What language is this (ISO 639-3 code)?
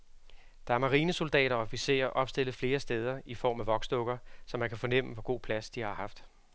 dan